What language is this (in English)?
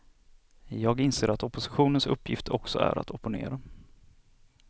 Swedish